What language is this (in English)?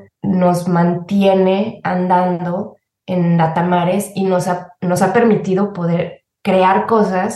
Spanish